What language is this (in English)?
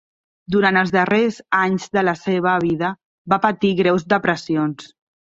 Catalan